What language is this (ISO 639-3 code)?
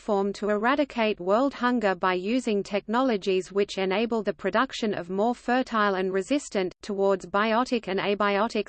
eng